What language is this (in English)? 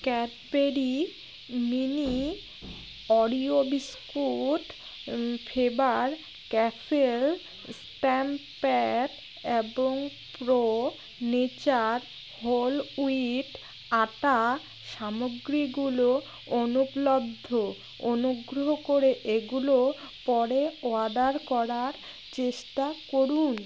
Bangla